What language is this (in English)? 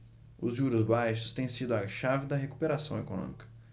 Portuguese